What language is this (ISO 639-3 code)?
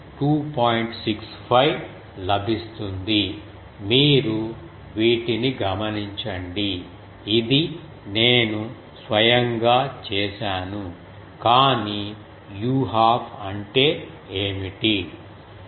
tel